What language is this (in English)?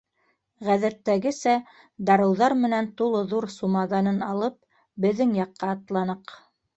Bashkir